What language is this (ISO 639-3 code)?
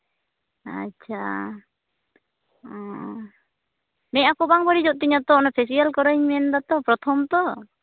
sat